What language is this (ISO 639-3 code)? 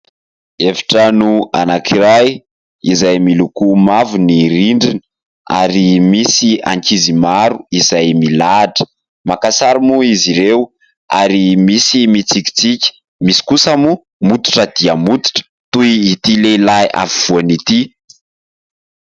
mlg